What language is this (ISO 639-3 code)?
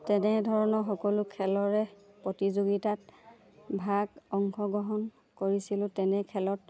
asm